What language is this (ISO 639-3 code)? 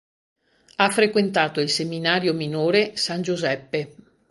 ita